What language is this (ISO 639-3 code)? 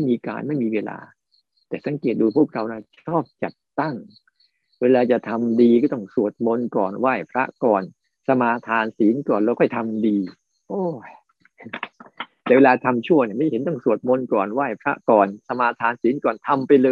tha